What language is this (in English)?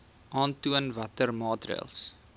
Afrikaans